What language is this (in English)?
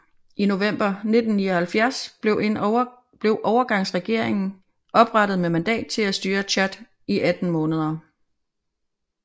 Danish